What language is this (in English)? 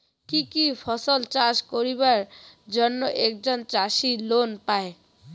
Bangla